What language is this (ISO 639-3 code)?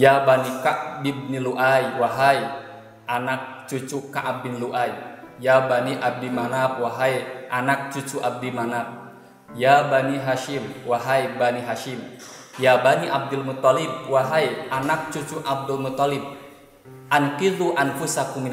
ind